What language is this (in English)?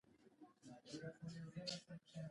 Pashto